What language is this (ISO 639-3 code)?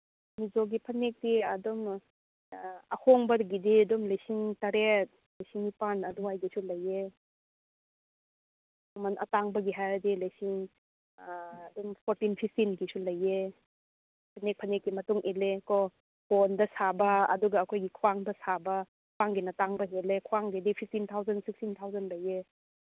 mni